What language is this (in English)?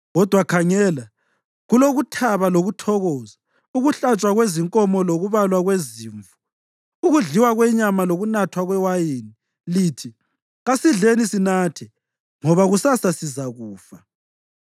North Ndebele